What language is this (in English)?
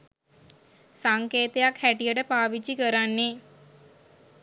Sinhala